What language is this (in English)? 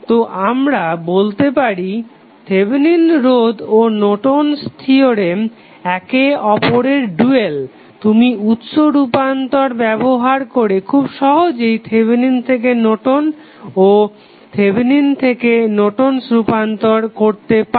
Bangla